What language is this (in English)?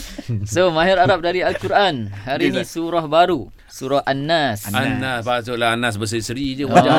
Malay